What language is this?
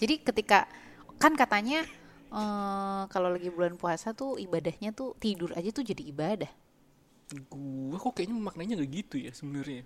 Indonesian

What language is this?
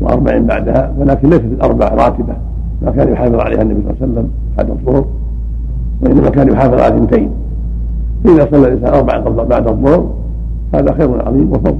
Arabic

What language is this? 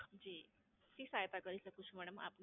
Gujarati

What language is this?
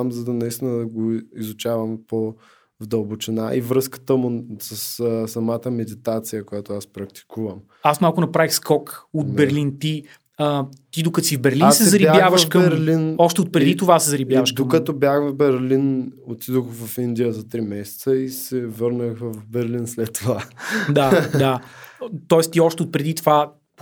Bulgarian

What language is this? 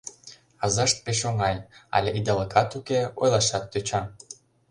Mari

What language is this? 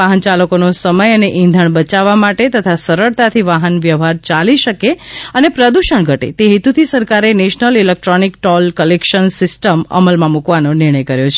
Gujarati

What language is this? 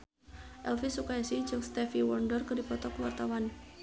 Sundanese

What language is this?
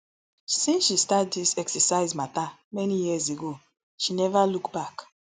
Nigerian Pidgin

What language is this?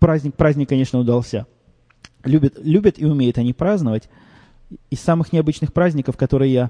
Russian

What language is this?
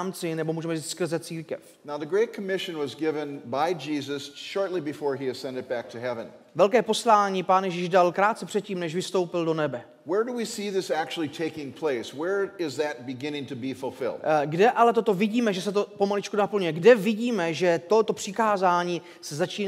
Czech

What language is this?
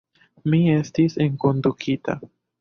Esperanto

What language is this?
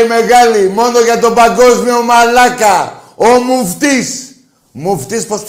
Greek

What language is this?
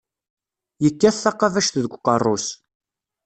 Kabyle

